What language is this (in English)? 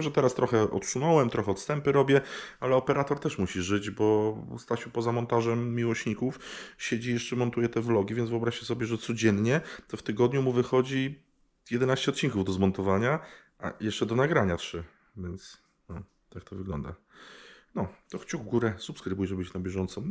Polish